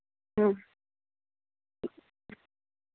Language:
Dogri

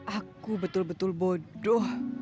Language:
Indonesian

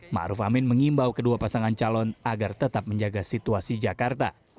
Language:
Indonesian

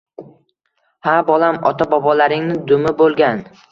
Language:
Uzbek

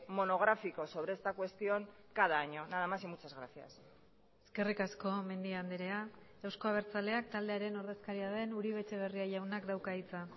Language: Basque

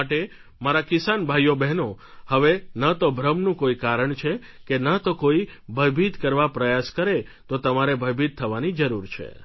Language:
Gujarati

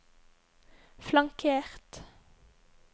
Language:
Norwegian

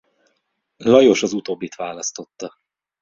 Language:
Hungarian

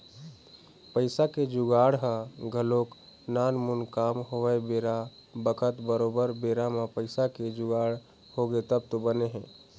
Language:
Chhattisgarhi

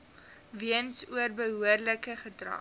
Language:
Afrikaans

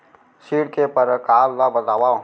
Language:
Chhattisgarhi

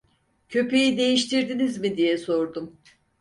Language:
Turkish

